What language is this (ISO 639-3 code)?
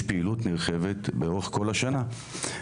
heb